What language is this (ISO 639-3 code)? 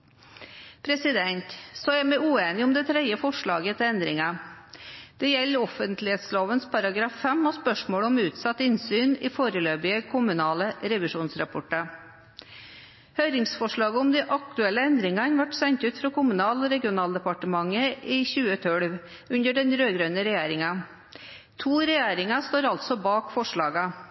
nob